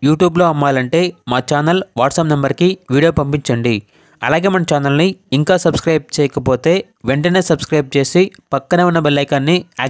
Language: Telugu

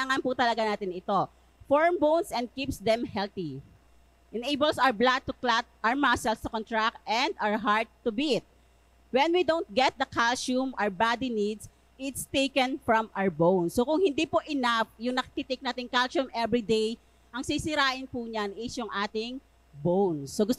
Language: Filipino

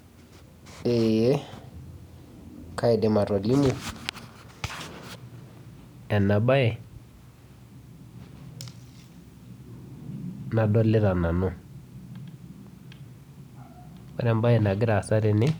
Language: Masai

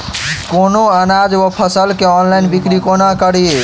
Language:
Maithili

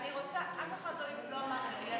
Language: Hebrew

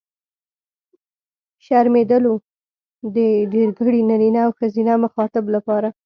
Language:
Pashto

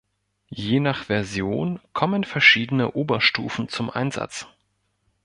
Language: German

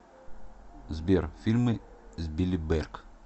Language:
Russian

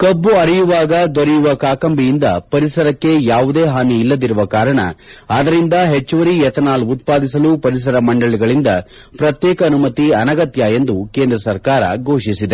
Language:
Kannada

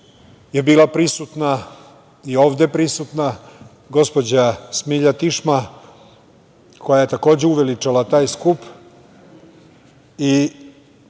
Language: Serbian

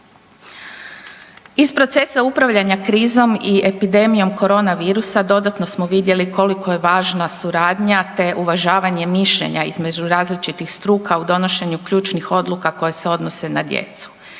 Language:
Croatian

